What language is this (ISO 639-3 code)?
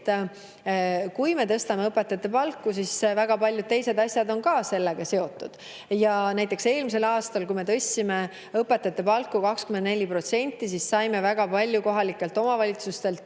est